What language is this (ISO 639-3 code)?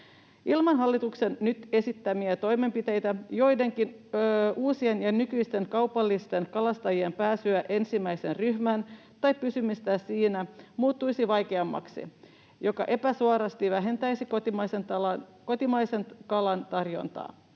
fin